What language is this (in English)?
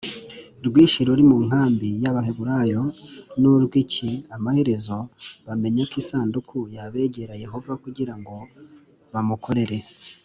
Kinyarwanda